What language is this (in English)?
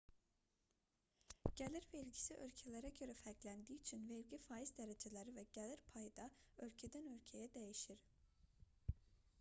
Azerbaijani